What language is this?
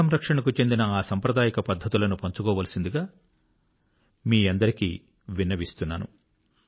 Telugu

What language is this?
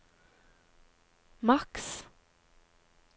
Norwegian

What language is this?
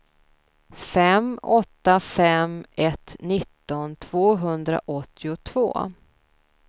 Swedish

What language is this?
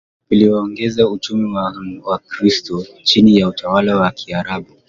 Swahili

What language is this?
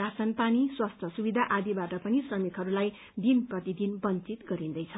Nepali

